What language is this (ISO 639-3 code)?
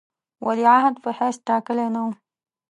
pus